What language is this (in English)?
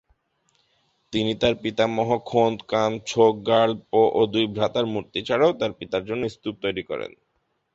Bangla